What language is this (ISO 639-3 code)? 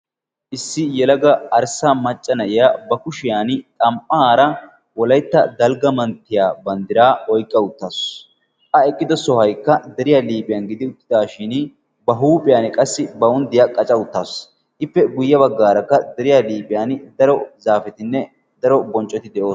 wal